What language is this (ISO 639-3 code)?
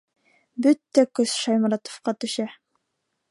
bak